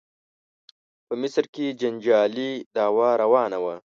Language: Pashto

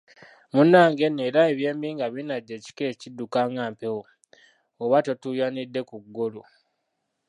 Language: Ganda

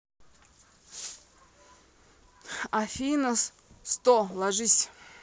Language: Russian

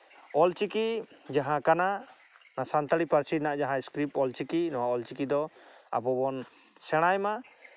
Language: Santali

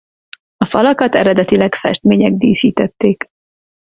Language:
Hungarian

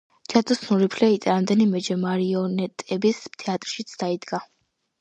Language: Georgian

